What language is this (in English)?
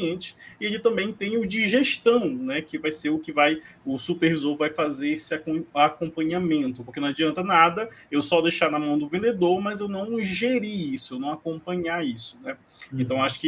Portuguese